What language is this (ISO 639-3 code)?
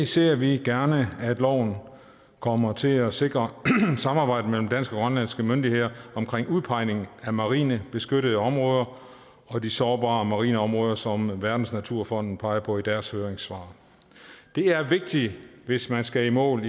dan